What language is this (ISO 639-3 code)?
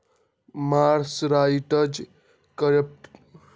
mag